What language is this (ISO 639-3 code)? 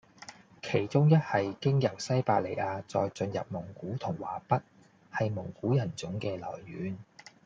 yue